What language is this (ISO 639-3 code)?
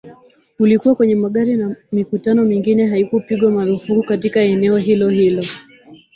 swa